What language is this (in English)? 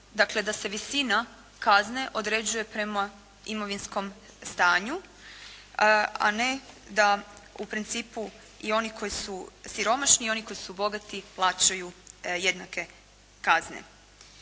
Croatian